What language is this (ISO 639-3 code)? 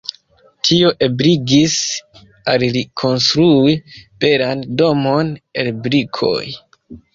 epo